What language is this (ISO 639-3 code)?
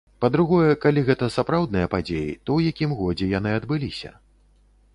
bel